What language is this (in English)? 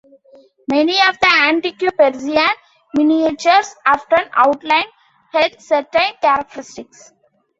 English